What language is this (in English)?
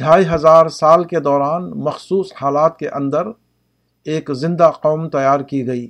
Urdu